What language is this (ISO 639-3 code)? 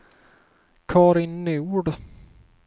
swe